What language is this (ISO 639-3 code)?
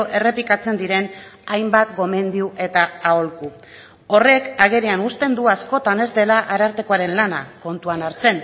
eus